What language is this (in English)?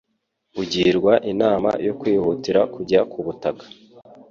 Kinyarwanda